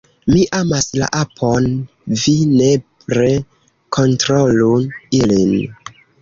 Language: Esperanto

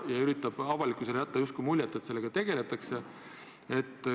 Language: Estonian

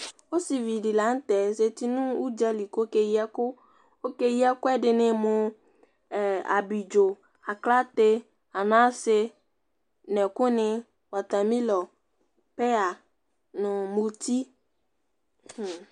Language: Ikposo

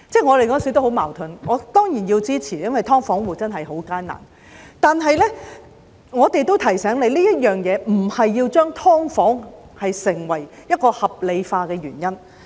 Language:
Cantonese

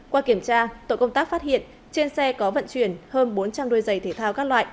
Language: Vietnamese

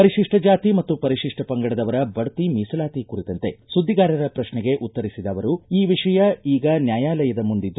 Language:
Kannada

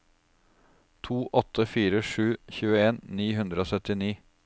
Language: Norwegian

